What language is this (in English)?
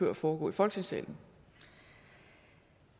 Danish